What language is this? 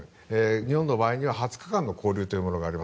Japanese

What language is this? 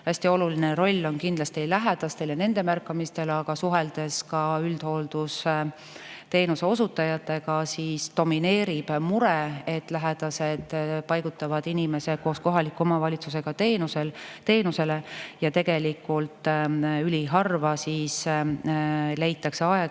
Estonian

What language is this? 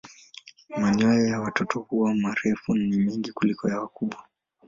Swahili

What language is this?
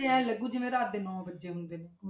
Punjabi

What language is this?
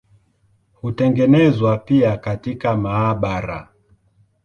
Swahili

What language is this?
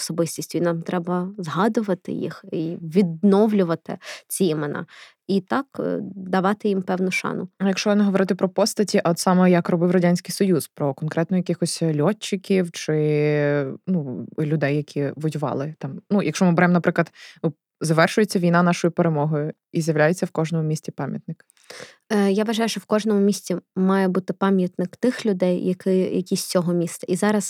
Ukrainian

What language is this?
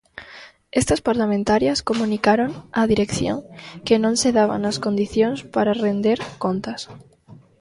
Galician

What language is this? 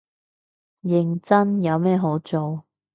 Cantonese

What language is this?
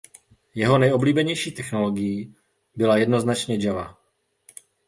Czech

